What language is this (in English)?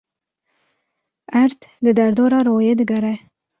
Kurdish